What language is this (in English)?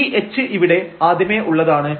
Malayalam